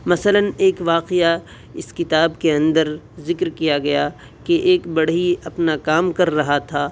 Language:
Urdu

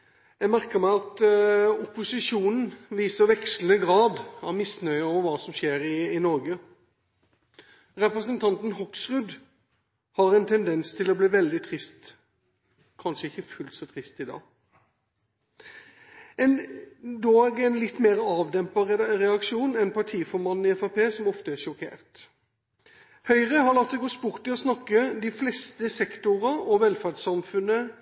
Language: Norwegian Bokmål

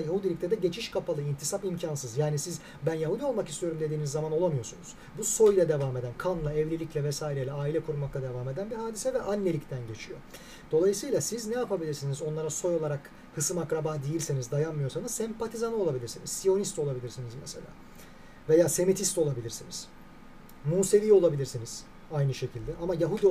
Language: Turkish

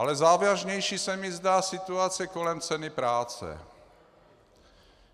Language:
Czech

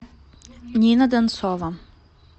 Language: Russian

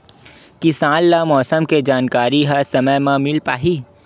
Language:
Chhattisgarhi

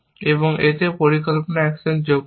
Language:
Bangla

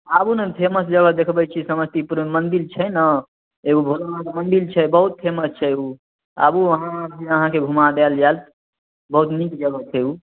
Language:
Maithili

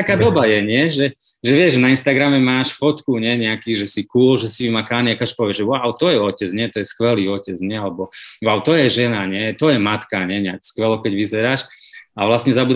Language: Slovak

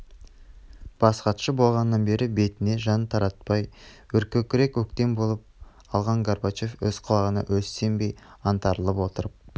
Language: Kazakh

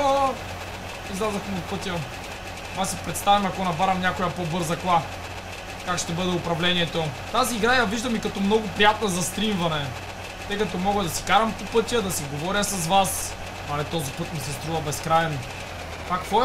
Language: Bulgarian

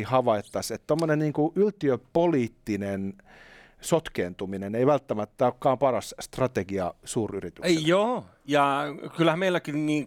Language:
Finnish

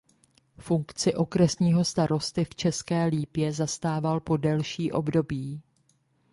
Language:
Czech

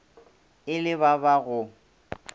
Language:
Northern Sotho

